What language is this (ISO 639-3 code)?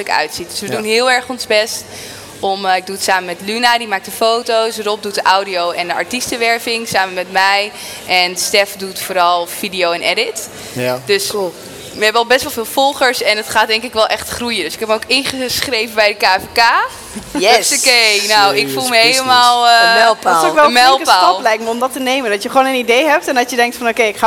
nld